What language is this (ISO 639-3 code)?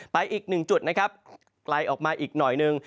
tha